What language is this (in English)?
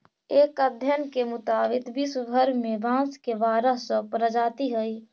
Magahi